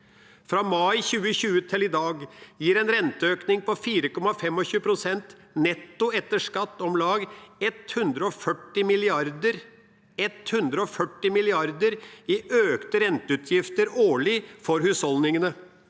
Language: Norwegian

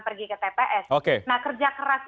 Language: Indonesian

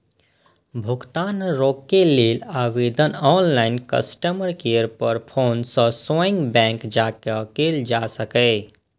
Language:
Maithili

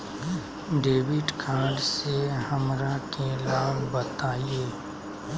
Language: Magahi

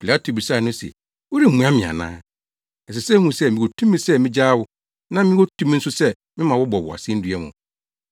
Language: Akan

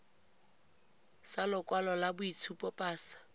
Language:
Tswana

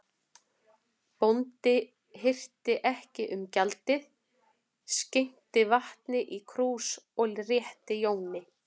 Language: Icelandic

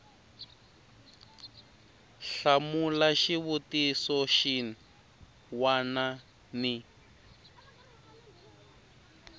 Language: Tsonga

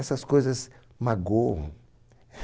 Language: Portuguese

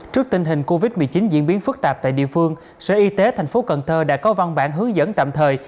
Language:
Vietnamese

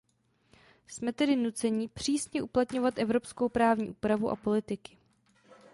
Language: Czech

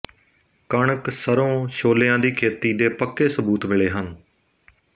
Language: Punjabi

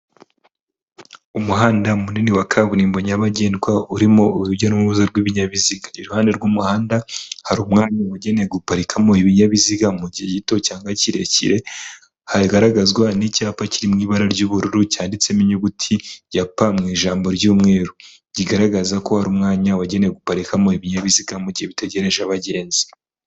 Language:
Kinyarwanda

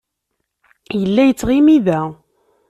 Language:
Kabyle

